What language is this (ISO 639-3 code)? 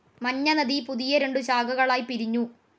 mal